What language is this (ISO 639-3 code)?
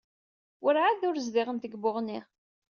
kab